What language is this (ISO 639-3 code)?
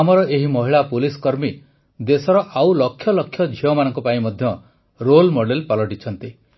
ori